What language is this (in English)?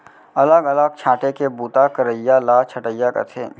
Chhattisgarhi